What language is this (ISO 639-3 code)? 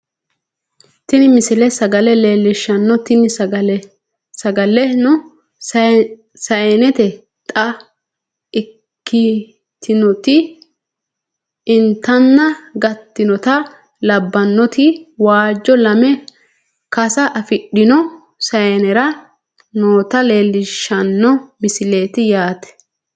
sid